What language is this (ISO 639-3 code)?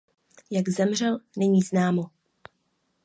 ces